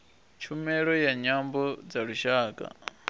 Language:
Venda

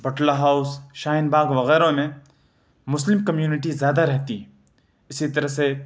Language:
Urdu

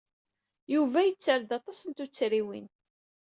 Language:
Kabyle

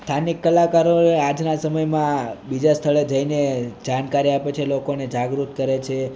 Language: Gujarati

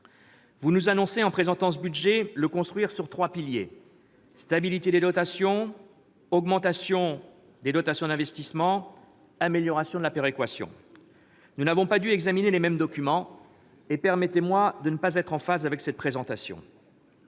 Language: French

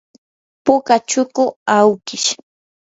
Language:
Yanahuanca Pasco Quechua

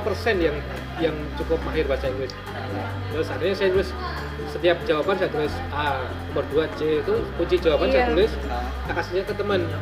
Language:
Indonesian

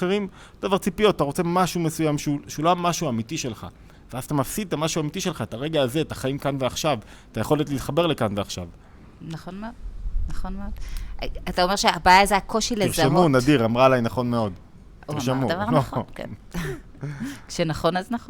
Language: Hebrew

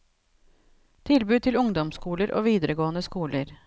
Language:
Norwegian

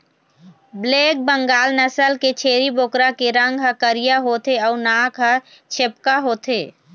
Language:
Chhattisgarhi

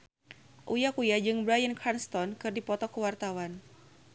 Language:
Sundanese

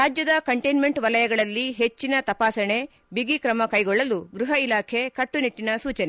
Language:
Kannada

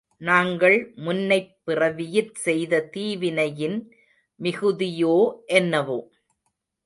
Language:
Tamil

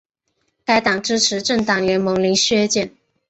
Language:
Chinese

